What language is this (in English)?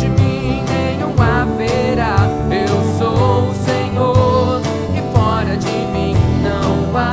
Portuguese